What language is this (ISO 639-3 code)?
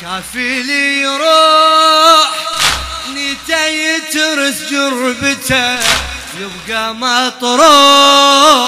ara